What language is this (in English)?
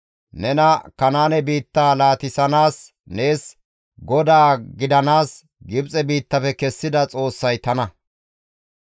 Gamo